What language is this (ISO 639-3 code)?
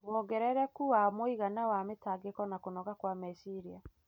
kik